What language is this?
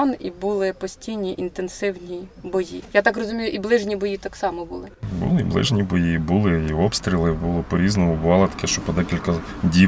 Ukrainian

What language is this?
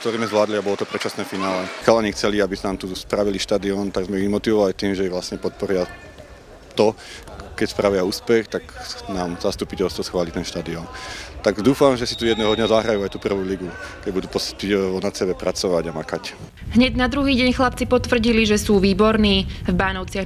Slovak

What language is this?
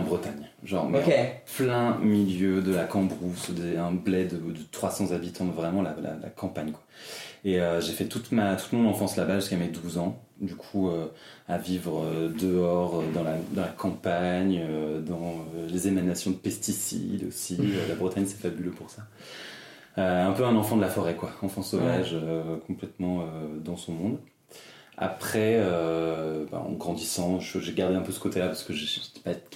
French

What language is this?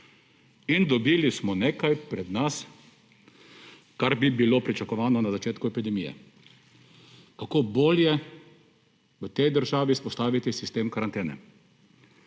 Slovenian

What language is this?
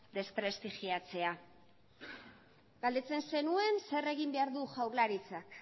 Basque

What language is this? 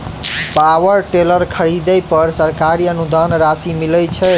Maithili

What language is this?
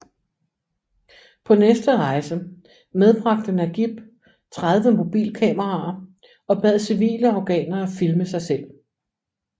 Danish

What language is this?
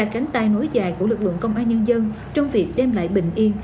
Vietnamese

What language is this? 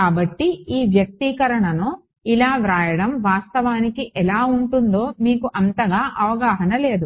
Telugu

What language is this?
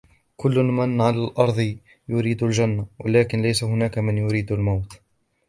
Arabic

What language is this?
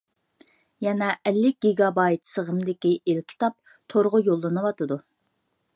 Uyghur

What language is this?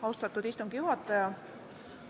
Estonian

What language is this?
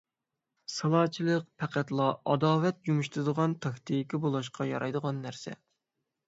Uyghur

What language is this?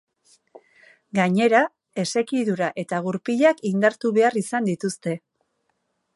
Basque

